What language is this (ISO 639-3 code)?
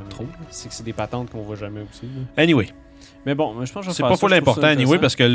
fra